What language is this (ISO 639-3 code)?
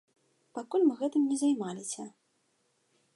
bel